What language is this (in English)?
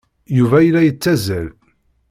Kabyle